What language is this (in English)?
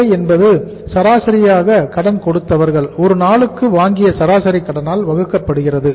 Tamil